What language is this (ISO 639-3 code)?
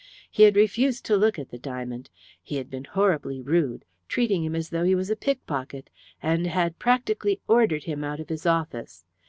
eng